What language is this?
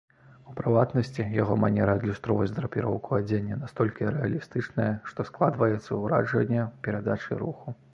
Belarusian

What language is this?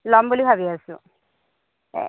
Assamese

